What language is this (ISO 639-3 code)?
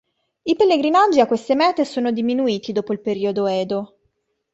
ita